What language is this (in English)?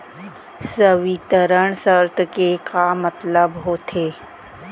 Chhattisgarhi